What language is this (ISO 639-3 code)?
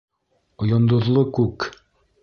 bak